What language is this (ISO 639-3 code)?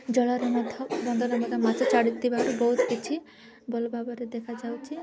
ori